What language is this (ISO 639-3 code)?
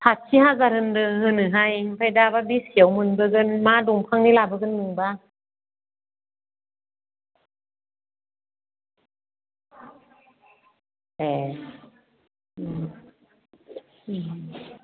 brx